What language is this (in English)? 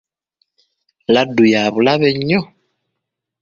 Ganda